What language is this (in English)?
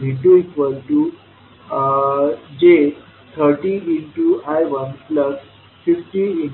Marathi